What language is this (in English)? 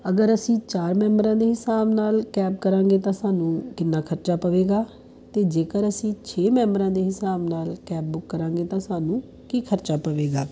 Punjabi